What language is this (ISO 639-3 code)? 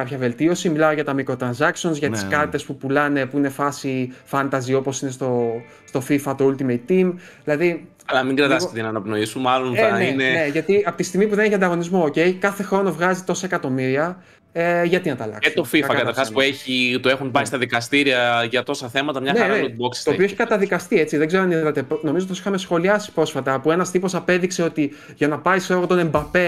ell